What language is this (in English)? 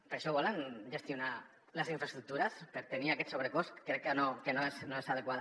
Catalan